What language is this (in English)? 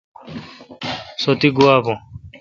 Kalkoti